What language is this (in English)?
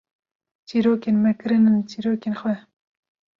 Kurdish